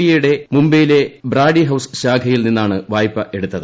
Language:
Malayalam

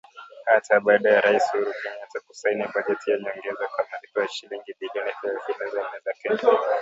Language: Swahili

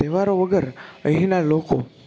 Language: Gujarati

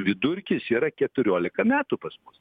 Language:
Lithuanian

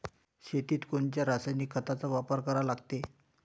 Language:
Marathi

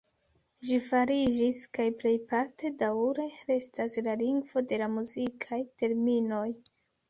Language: Esperanto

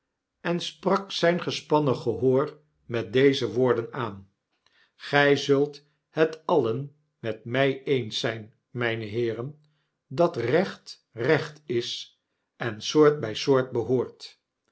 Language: Dutch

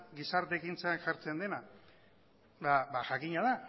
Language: Basque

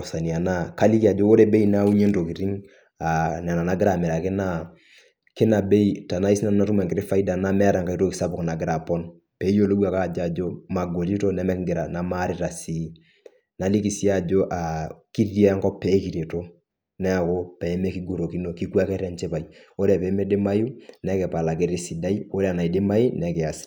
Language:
Masai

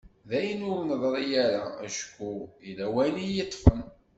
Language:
Kabyle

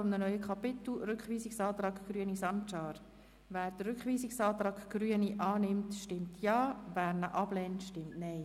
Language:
Swiss German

